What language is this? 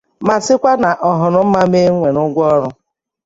Igbo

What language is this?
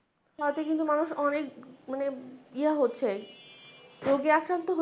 Bangla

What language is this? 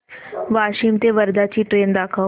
Marathi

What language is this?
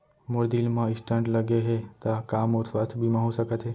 Chhattisgarhi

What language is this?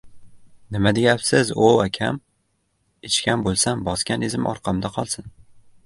Uzbek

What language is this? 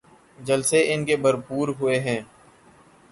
Urdu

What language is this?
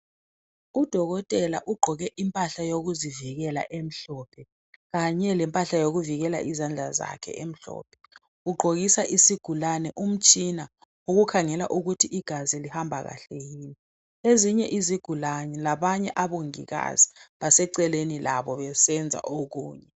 North Ndebele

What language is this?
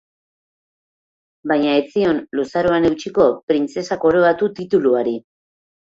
Basque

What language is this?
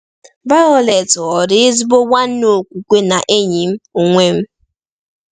Igbo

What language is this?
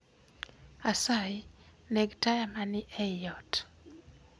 Luo (Kenya and Tanzania)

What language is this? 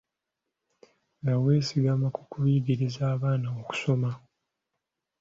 Ganda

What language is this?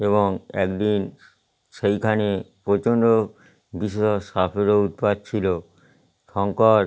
Bangla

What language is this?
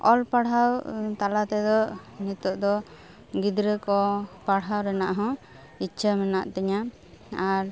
Santali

